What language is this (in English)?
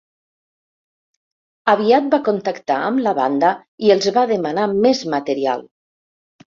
Catalan